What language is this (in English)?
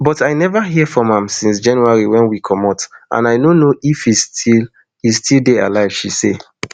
Nigerian Pidgin